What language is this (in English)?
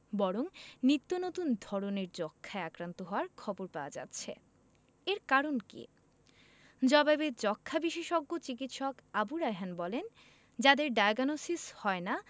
Bangla